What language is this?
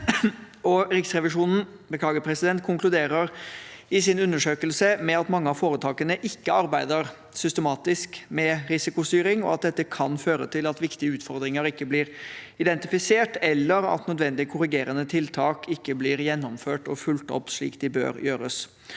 Norwegian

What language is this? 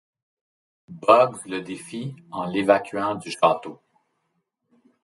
French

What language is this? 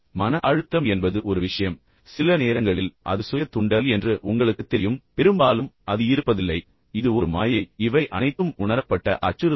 Tamil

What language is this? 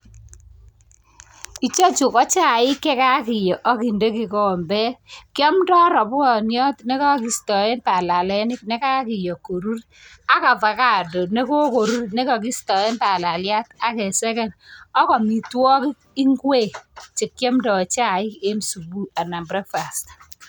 Kalenjin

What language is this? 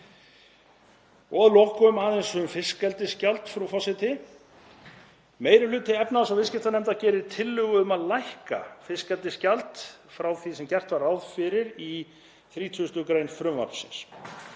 Icelandic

